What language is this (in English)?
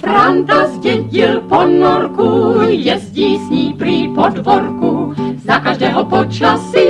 Czech